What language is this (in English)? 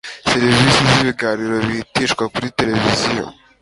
Kinyarwanda